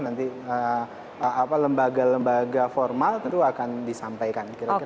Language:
Indonesian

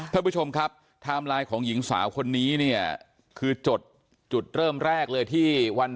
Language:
Thai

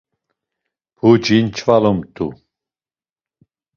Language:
Laz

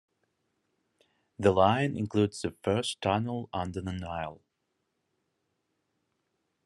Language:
English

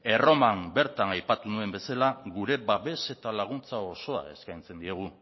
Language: Basque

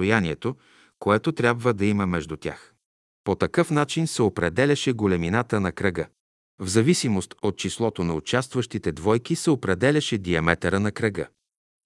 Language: Bulgarian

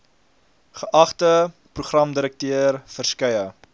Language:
Afrikaans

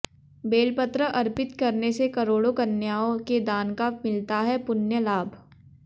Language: Hindi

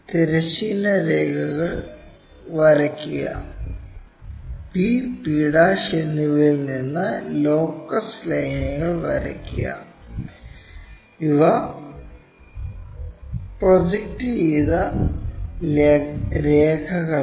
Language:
Malayalam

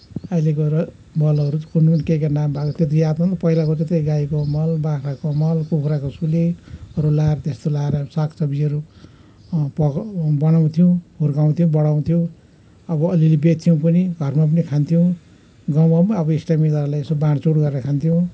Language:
Nepali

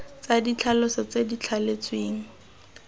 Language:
Tswana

